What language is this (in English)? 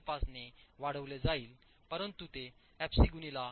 Marathi